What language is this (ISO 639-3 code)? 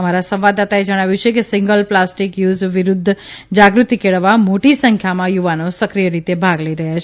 guj